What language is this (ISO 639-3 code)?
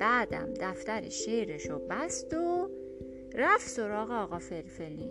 fas